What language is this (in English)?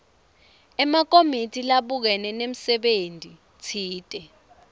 Swati